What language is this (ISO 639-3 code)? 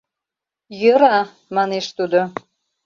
chm